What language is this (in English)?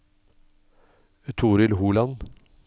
Norwegian